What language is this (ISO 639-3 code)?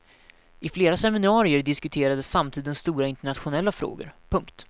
swe